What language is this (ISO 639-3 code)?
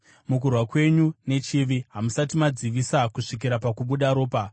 sna